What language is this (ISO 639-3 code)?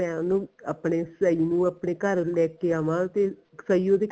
pan